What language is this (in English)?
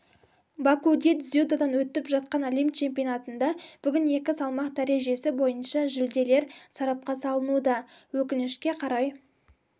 Kazakh